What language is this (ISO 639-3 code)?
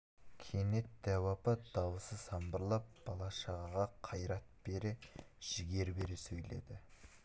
kaz